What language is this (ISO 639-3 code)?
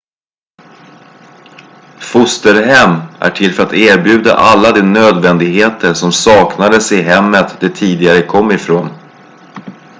swe